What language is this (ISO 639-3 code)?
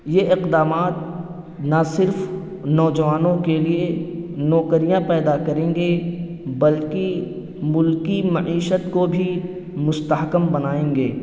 urd